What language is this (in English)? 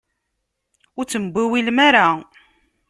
Kabyle